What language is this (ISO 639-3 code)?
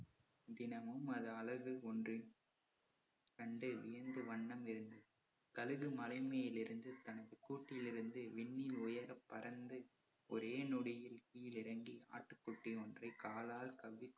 tam